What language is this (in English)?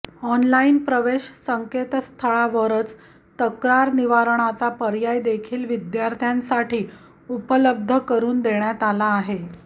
Marathi